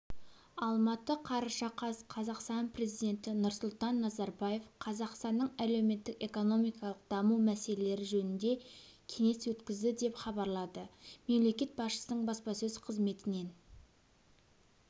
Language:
Kazakh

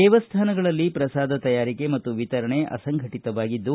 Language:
Kannada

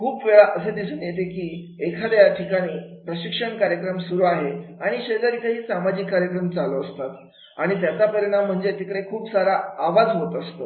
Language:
Marathi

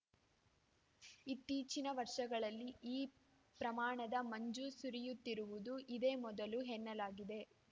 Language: Kannada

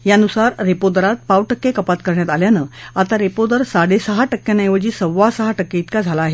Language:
Marathi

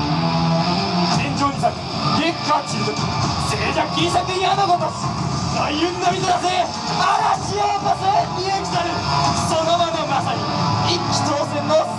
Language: Japanese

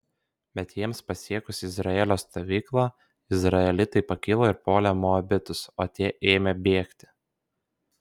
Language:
Lithuanian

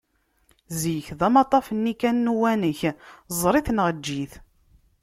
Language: Kabyle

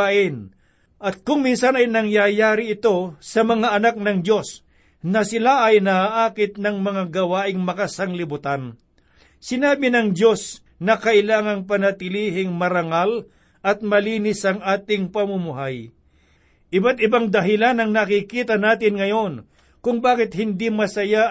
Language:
Filipino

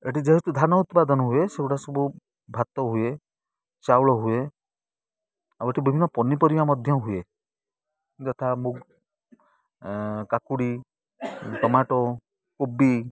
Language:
Odia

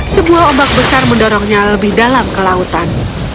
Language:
Indonesian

